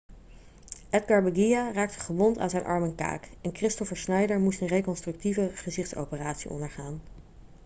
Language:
Dutch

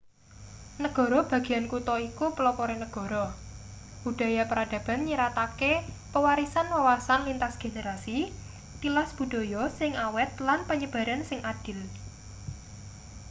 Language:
Javanese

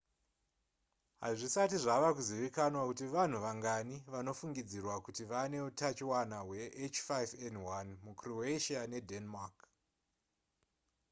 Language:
Shona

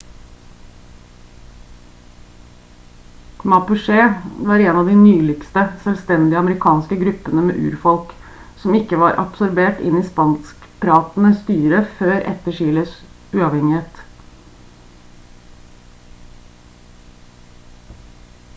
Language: Norwegian Bokmål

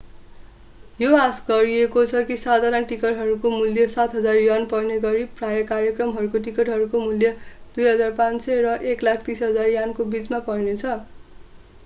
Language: Nepali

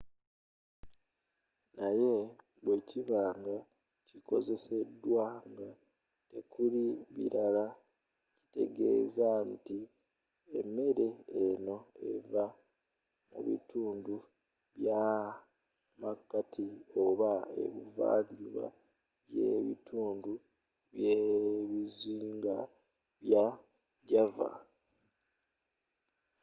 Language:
Ganda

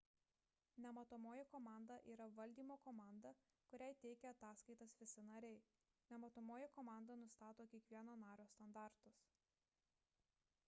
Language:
Lithuanian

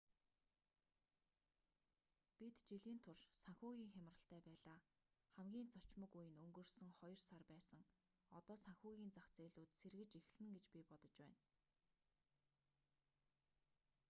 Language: Mongolian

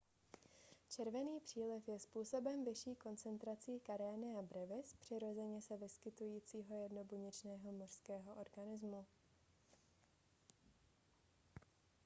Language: Czech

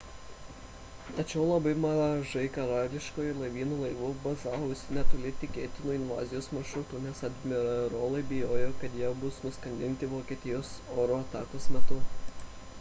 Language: Lithuanian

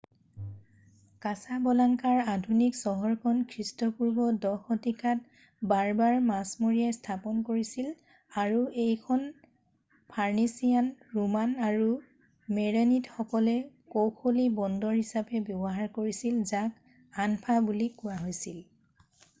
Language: Assamese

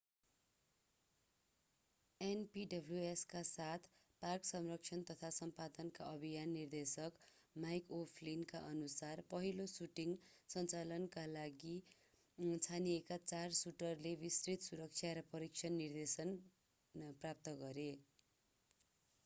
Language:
Nepali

